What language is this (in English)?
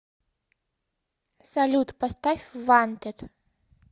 Russian